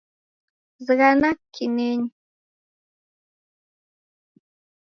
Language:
Taita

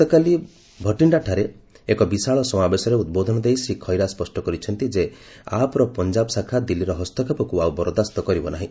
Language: Odia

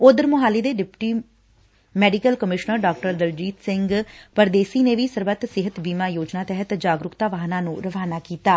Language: Punjabi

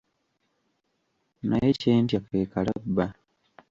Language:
Ganda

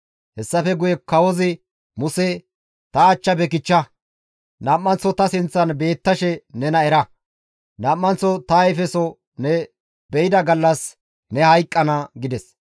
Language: Gamo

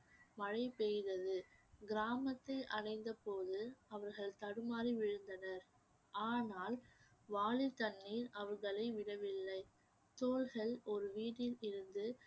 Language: Tamil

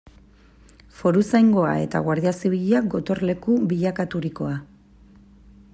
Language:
Basque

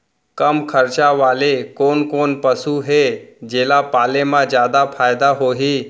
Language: Chhattisgarhi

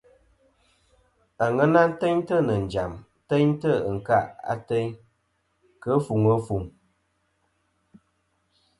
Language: Kom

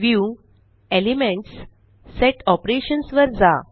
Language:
Marathi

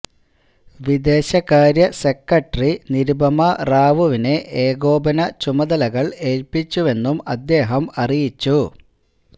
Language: Malayalam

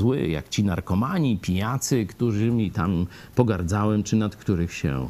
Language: Polish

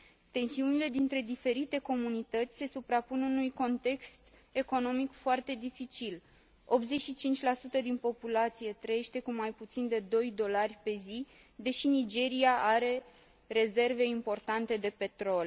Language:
Romanian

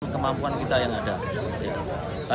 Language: Indonesian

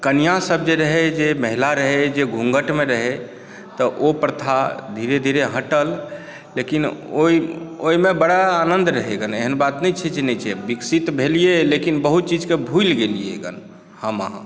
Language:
Maithili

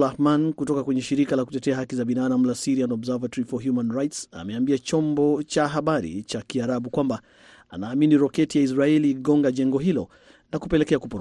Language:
Swahili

